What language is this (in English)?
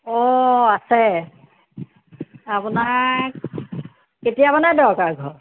Assamese